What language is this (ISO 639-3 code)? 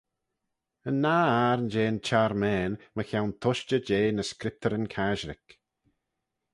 glv